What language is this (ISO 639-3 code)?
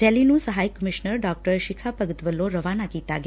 pan